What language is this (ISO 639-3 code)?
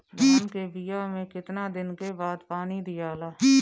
bho